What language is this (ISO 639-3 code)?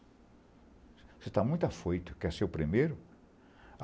por